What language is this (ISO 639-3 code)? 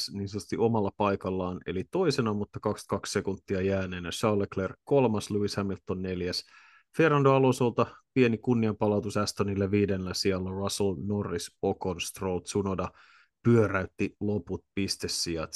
fin